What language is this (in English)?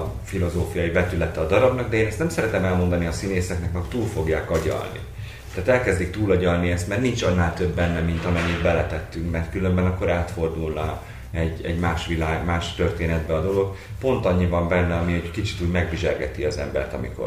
Hungarian